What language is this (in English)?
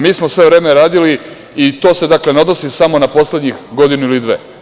Serbian